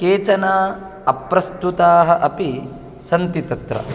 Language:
Sanskrit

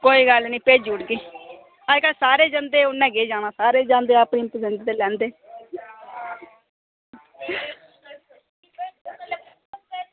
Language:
Dogri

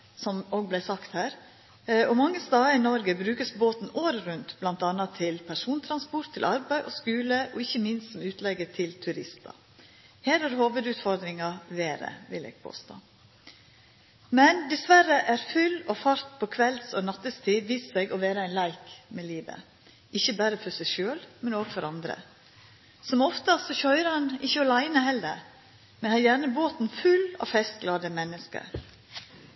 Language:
Norwegian Nynorsk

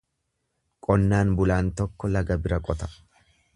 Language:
Oromo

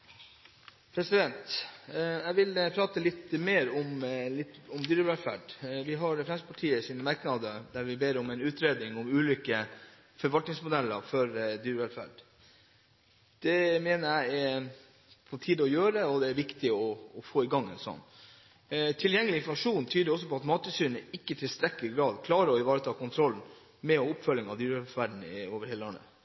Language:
Norwegian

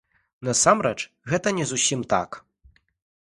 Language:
Belarusian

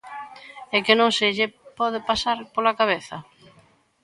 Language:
Galician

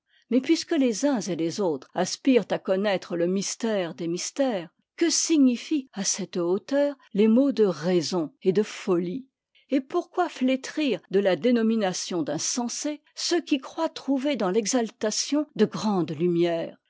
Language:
French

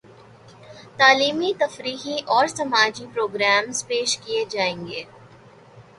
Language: Urdu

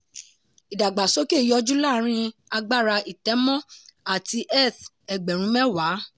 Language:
Yoruba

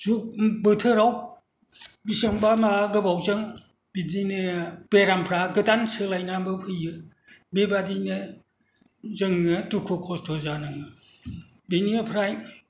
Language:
Bodo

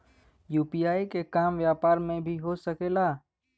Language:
Bhojpuri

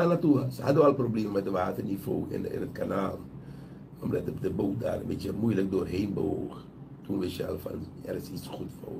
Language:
Dutch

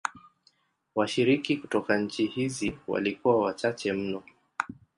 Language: Swahili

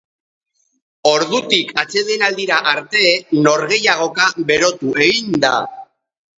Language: Basque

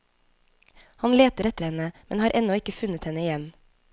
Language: Norwegian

